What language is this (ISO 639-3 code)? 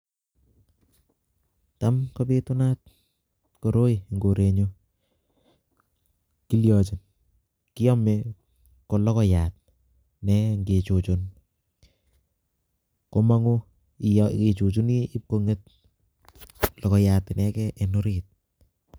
kln